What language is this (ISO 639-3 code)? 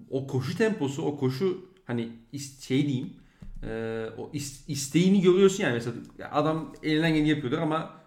tur